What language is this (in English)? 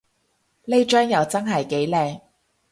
Cantonese